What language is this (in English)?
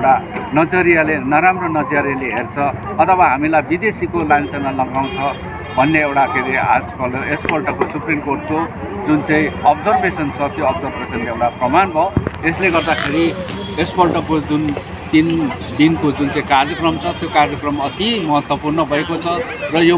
Thai